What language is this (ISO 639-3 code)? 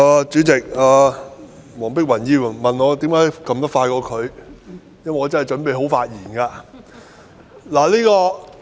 yue